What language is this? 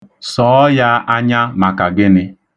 Igbo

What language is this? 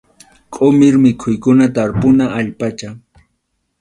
Arequipa-La Unión Quechua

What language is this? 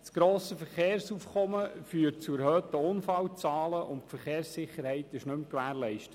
Swiss German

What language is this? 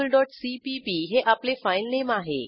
Marathi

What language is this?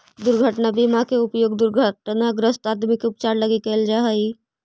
Magahi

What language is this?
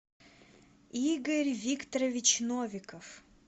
Russian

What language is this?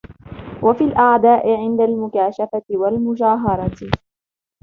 Arabic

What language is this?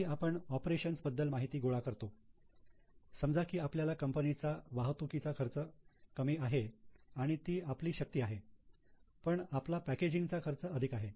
Marathi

